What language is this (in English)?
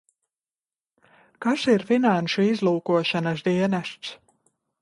Latvian